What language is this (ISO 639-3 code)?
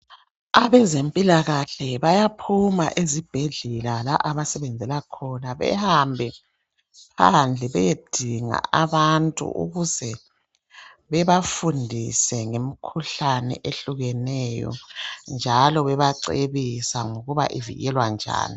nde